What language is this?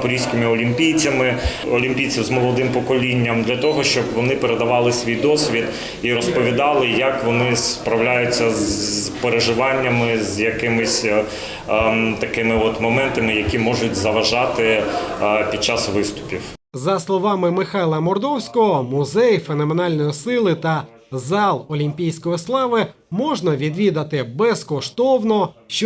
Ukrainian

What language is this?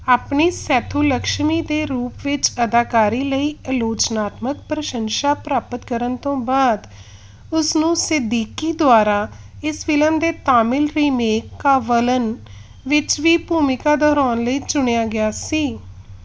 Punjabi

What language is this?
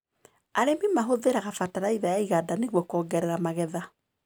Kikuyu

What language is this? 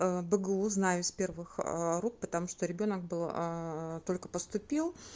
Russian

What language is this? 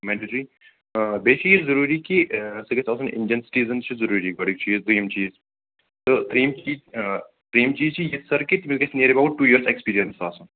Kashmiri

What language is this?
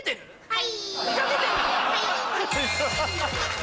Japanese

